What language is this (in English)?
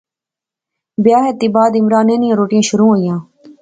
Pahari-Potwari